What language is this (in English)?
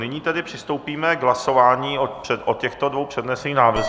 Czech